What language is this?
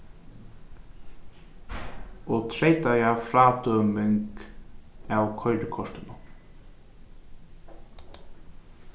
Faroese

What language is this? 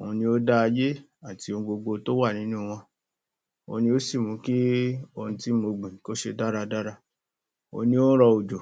Yoruba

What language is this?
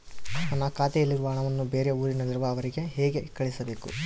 Kannada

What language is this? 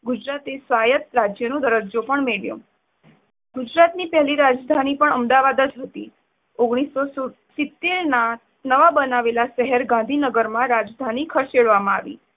Gujarati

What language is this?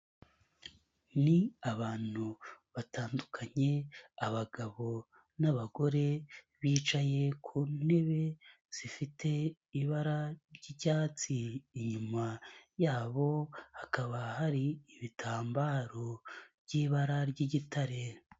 Kinyarwanda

